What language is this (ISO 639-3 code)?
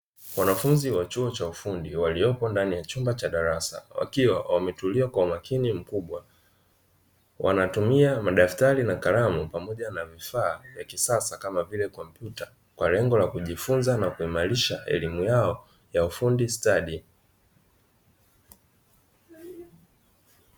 swa